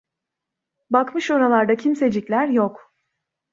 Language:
Turkish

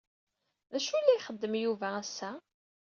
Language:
Kabyle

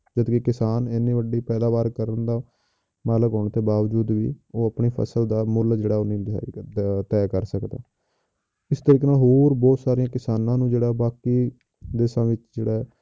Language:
Punjabi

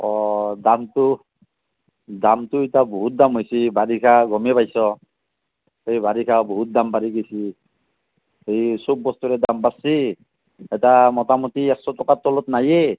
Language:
Assamese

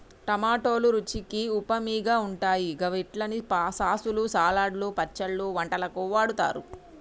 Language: Telugu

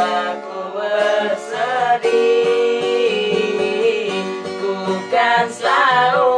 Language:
Indonesian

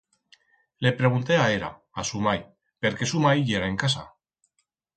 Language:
Aragonese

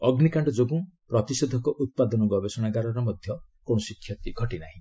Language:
Odia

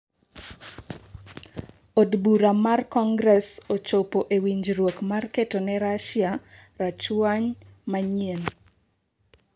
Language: Luo (Kenya and Tanzania)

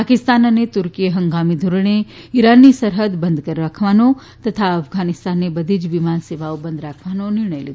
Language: Gujarati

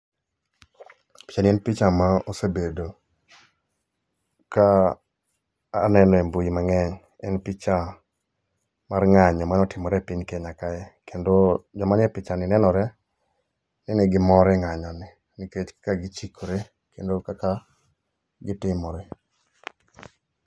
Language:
Luo (Kenya and Tanzania)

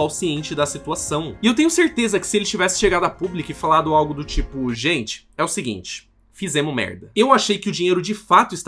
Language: Portuguese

